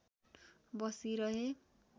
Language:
Nepali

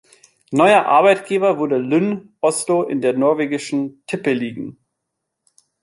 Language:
German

